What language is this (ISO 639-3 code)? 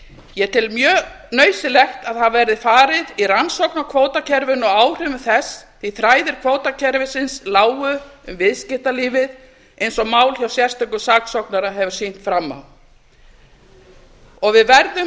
isl